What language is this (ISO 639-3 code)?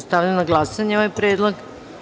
srp